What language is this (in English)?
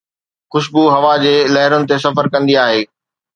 Sindhi